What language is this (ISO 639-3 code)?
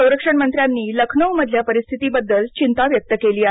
mar